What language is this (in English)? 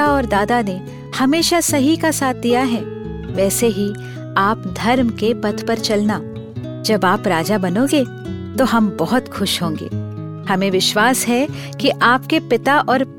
Hindi